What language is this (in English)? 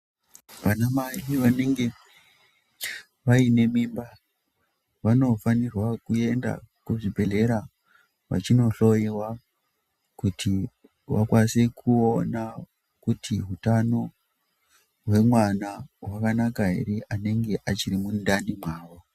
Ndau